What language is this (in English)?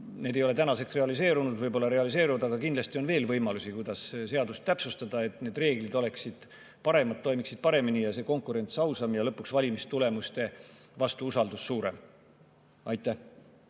Estonian